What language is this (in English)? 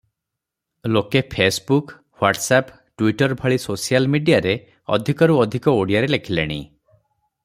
Odia